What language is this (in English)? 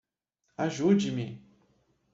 Portuguese